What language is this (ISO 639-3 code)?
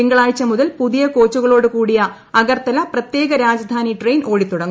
mal